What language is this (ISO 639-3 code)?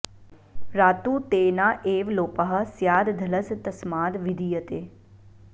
san